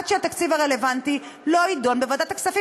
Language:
Hebrew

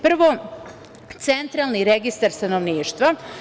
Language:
Serbian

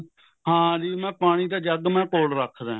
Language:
Punjabi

